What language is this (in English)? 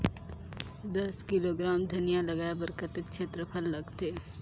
Chhattisgarhi